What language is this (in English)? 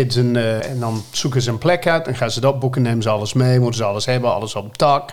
Dutch